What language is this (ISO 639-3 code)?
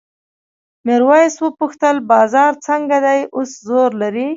pus